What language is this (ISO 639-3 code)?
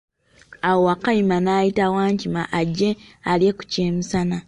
lug